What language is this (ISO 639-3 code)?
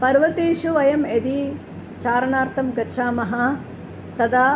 san